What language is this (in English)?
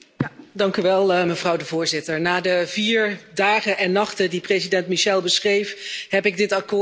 Dutch